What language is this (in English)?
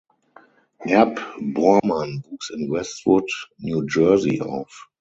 German